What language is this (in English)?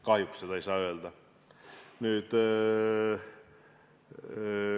Estonian